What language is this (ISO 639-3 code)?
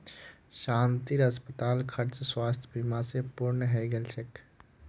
mag